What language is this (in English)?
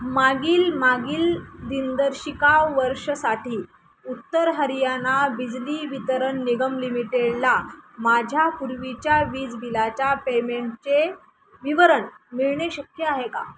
Marathi